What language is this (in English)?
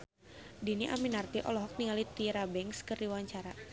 Sundanese